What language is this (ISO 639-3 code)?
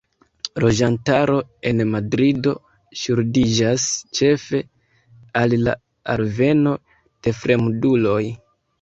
epo